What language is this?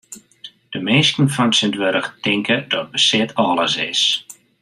Western Frisian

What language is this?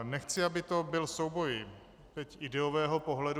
Czech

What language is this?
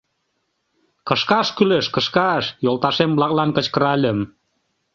Mari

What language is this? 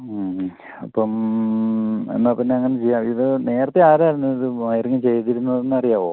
Malayalam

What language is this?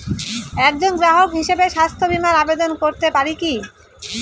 Bangla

